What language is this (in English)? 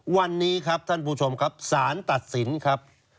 Thai